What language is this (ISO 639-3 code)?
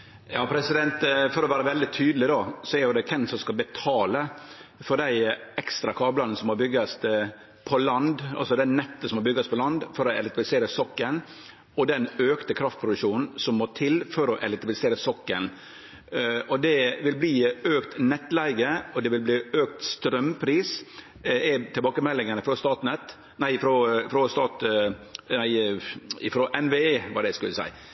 nor